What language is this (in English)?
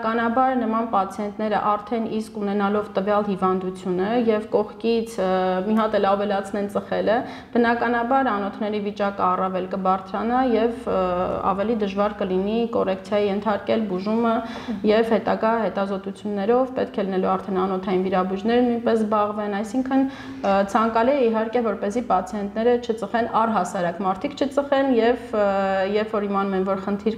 Romanian